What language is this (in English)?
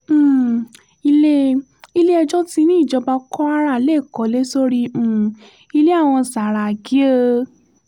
Yoruba